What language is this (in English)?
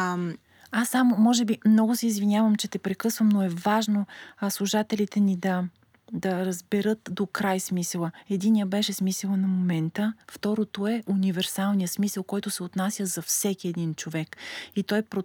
Bulgarian